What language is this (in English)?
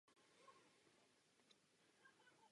Czech